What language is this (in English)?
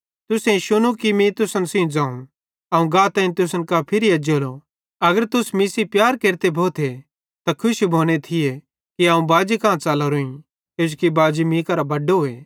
Bhadrawahi